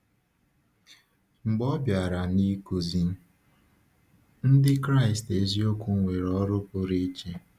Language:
Igbo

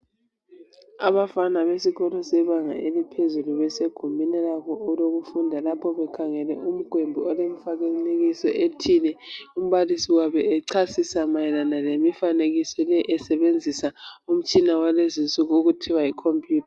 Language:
North Ndebele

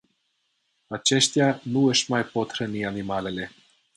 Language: Romanian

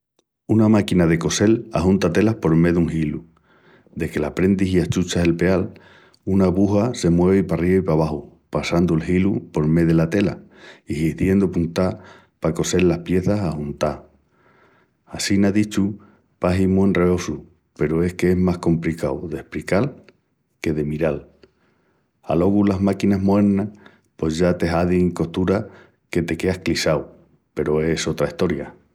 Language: Extremaduran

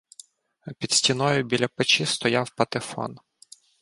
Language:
Ukrainian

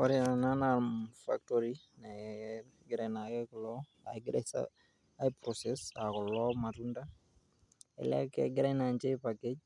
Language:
Masai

